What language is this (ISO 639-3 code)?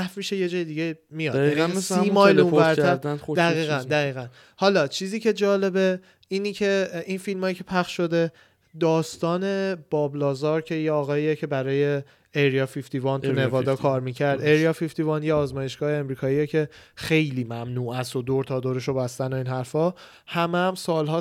fas